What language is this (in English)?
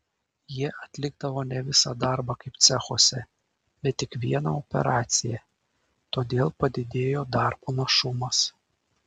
Lithuanian